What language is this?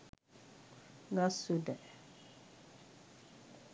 Sinhala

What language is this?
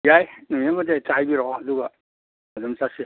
Manipuri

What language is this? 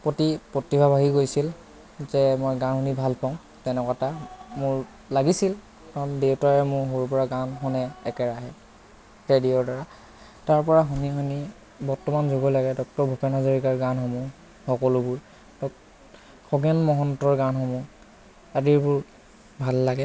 Assamese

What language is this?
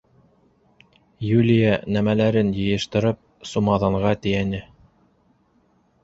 Bashkir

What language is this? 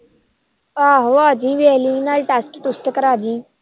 Punjabi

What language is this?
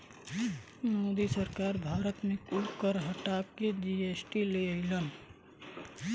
Bhojpuri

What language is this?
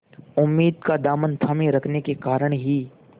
Hindi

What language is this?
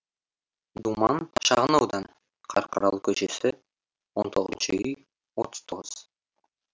Kazakh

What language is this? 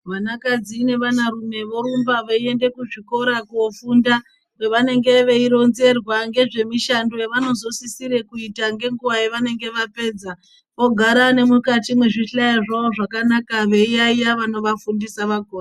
Ndau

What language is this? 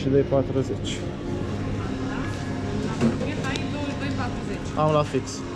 Romanian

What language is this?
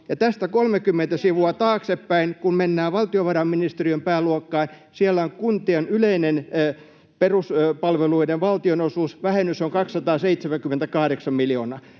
Finnish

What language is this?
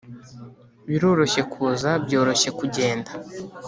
Kinyarwanda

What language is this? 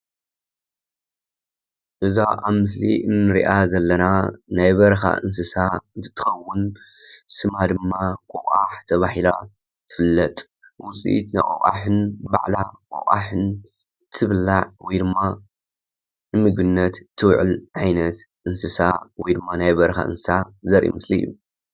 Tigrinya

